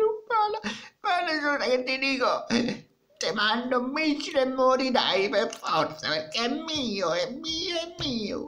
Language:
Italian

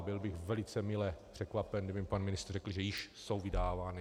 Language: Czech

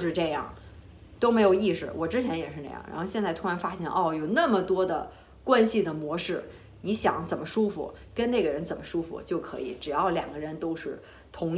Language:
Chinese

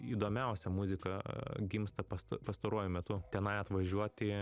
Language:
Lithuanian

